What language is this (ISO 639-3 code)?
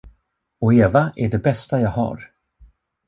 swe